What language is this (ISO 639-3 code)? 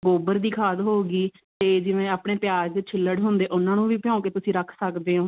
pan